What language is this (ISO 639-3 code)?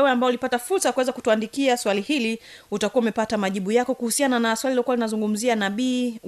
swa